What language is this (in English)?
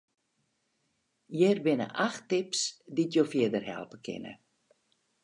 Western Frisian